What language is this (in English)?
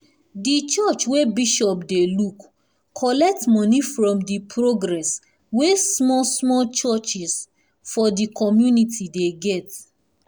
Nigerian Pidgin